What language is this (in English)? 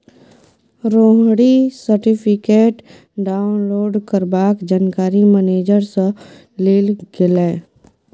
Maithili